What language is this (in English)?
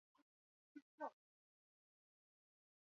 Chinese